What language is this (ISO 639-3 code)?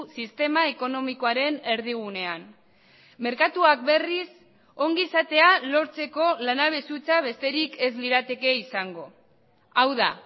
eus